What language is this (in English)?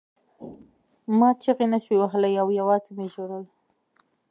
Pashto